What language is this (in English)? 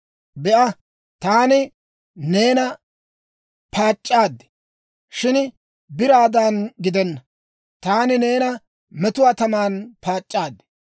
Dawro